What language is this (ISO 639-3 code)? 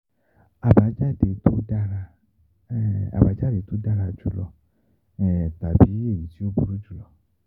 yor